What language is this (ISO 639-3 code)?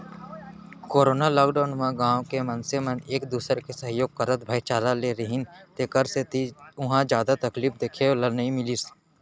hne